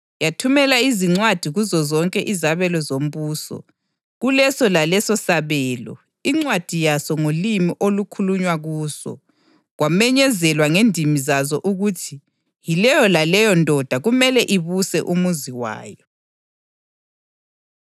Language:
North Ndebele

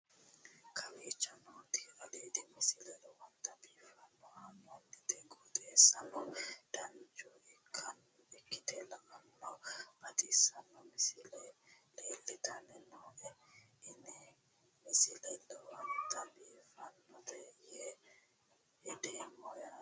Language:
Sidamo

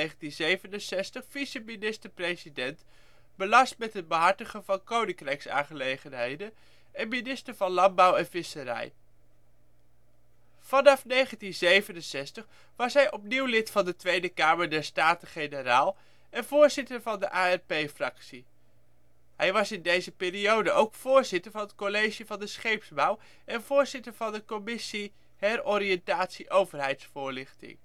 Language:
Dutch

